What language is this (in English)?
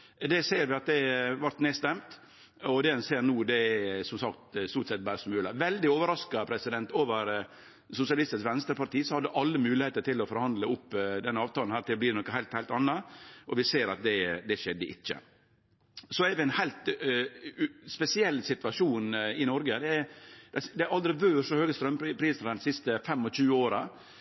Norwegian Nynorsk